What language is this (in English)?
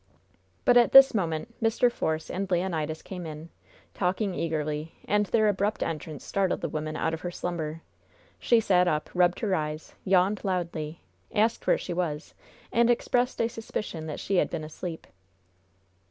English